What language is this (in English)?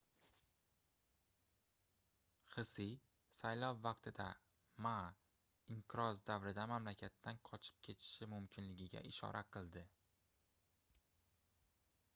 Uzbek